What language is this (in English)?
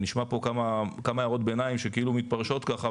Hebrew